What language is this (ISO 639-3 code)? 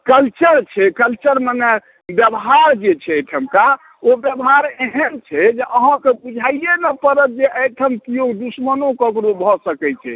mai